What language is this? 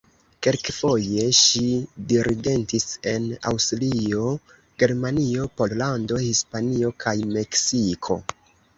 Esperanto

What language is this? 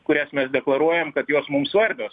Lithuanian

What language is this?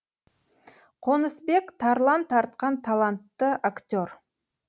Kazakh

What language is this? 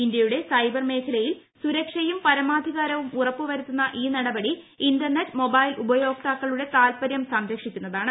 Malayalam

